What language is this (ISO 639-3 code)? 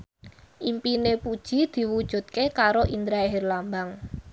jav